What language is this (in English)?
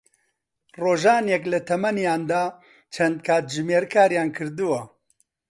Central Kurdish